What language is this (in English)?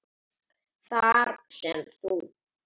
Icelandic